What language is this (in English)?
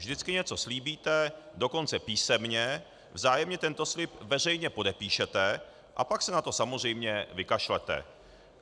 Czech